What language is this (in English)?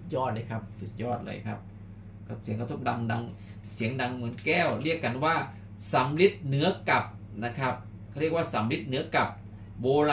Thai